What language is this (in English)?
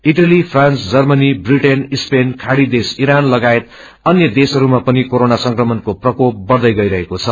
Nepali